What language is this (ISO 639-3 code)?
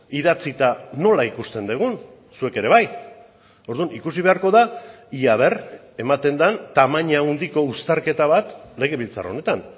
eus